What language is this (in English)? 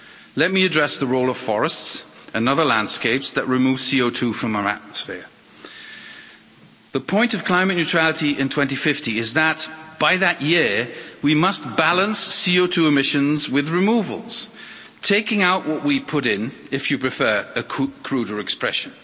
English